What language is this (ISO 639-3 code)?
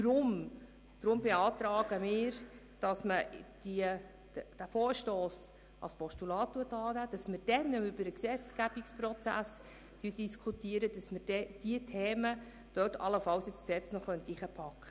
gsw